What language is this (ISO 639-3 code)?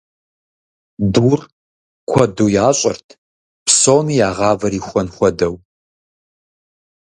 kbd